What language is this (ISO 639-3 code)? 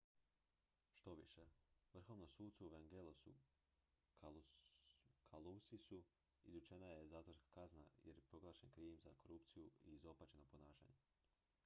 hrv